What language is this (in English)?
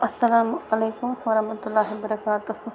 Kashmiri